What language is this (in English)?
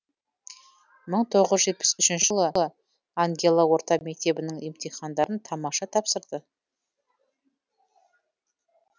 Kazakh